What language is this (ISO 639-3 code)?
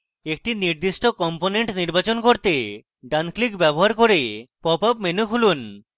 ben